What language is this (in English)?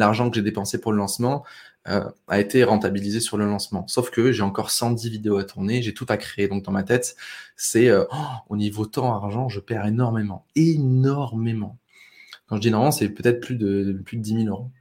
French